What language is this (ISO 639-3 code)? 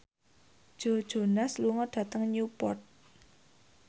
jav